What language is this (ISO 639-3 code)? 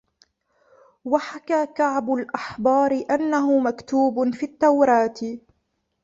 ara